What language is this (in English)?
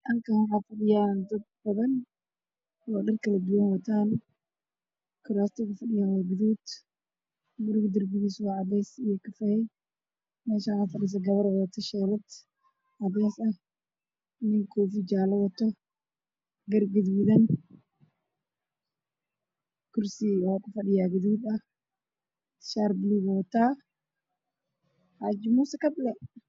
Somali